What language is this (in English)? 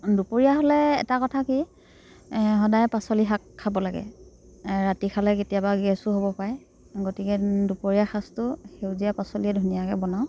Assamese